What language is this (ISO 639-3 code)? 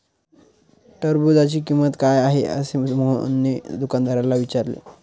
mar